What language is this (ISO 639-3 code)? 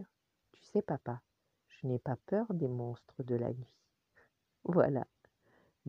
fra